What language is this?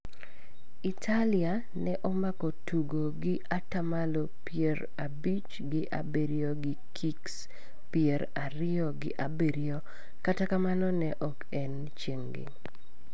Luo (Kenya and Tanzania)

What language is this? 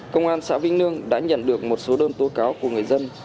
Vietnamese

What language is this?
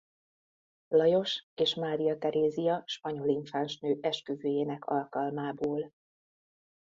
Hungarian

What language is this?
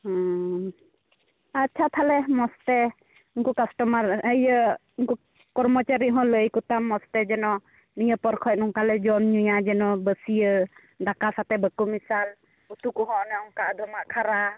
Santali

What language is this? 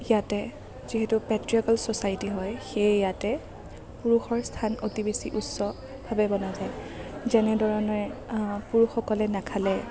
Assamese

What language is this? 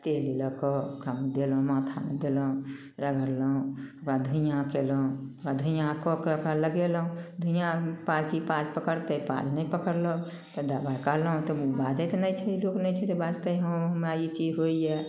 Maithili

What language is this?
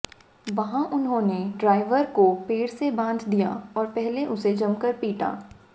Hindi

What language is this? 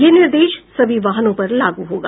Hindi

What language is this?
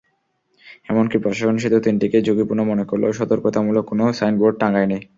Bangla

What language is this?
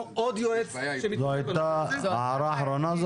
Hebrew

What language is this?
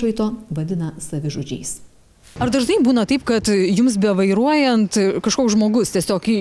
Lithuanian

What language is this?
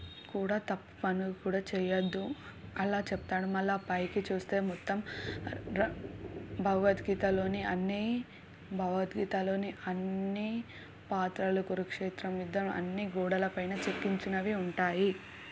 Telugu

